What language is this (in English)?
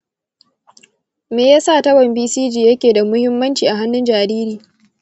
Hausa